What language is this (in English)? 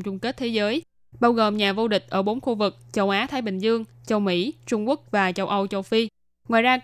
Vietnamese